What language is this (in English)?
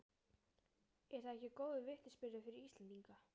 Icelandic